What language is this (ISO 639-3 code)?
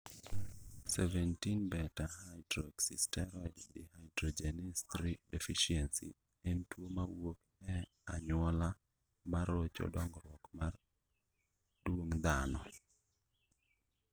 luo